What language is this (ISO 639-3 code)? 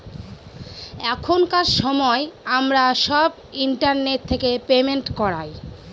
ben